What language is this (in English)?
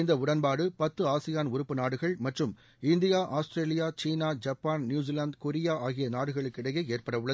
Tamil